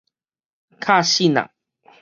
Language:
Min Nan Chinese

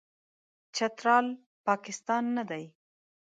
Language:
Pashto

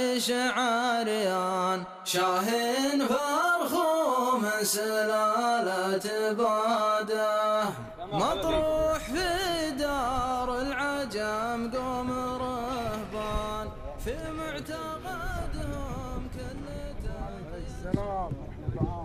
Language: Arabic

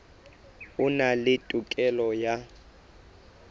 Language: Southern Sotho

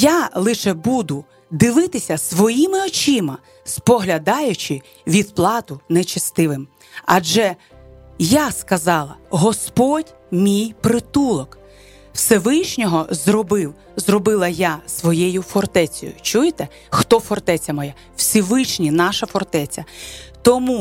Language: Ukrainian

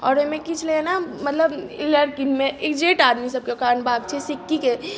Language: Maithili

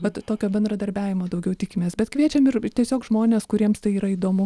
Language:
Lithuanian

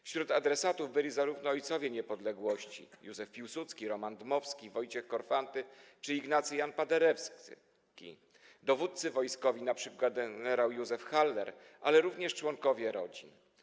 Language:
Polish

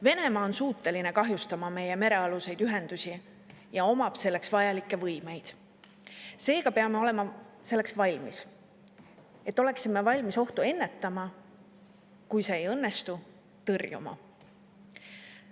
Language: Estonian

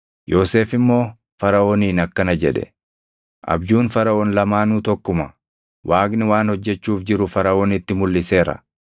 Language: Oromo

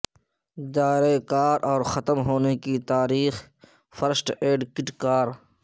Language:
Urdu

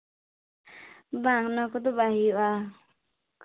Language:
Santali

